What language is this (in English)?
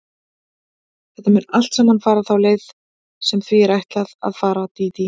Icelandic